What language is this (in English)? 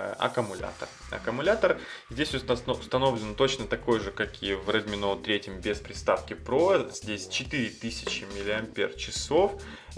Russian